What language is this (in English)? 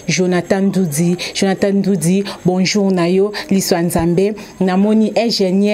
French